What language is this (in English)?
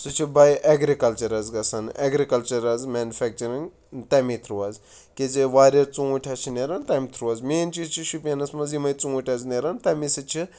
Kashmiri